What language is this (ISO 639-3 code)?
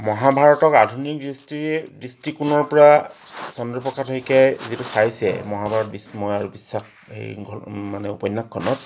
asm